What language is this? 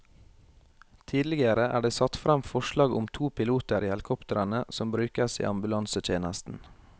Norwegian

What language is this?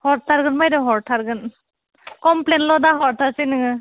Bodo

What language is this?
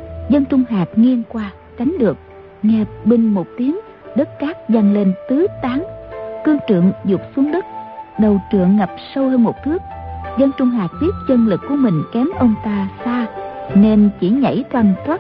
Vietnamese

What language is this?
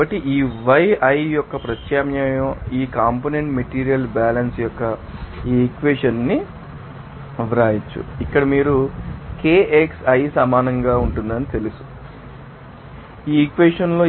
Telugu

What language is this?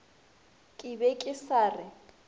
Northern Sotho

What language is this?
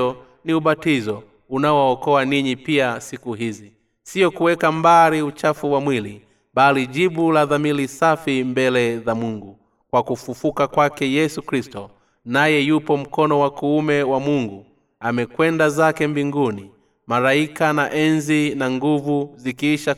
Swahili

